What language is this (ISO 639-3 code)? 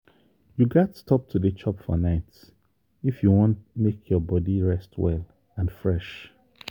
pcm